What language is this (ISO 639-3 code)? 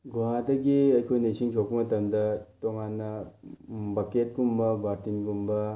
mni